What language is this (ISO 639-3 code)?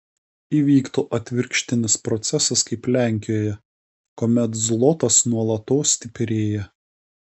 lit